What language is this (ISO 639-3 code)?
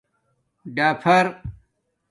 dmk